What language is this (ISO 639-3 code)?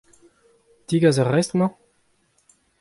bre